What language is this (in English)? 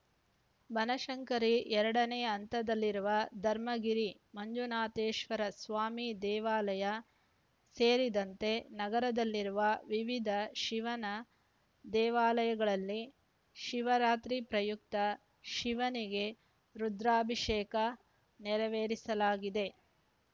Kannada